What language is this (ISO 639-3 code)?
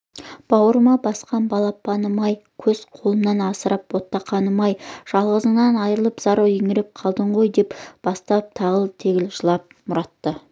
kaz